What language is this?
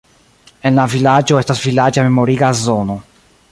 Esperanto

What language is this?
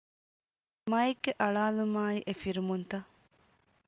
Divehi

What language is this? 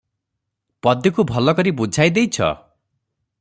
Odia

